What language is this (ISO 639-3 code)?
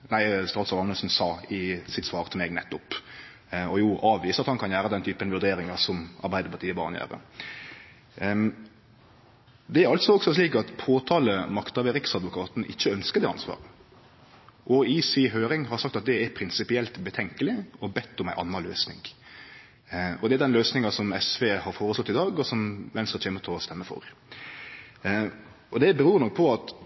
nno